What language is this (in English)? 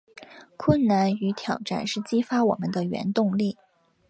Chinese